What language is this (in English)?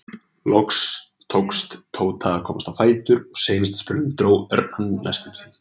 Icelandic